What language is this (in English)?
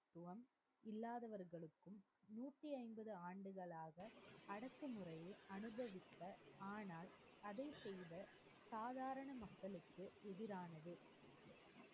Tamil